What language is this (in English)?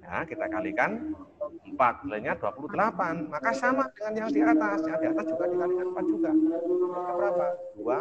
Indonesian